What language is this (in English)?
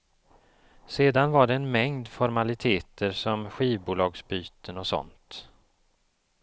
Swedish